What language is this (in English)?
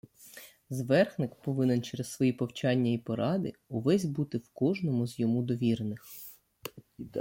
Ukrainian